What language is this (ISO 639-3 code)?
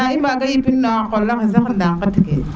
srr